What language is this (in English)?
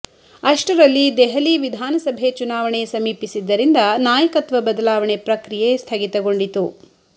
Kannada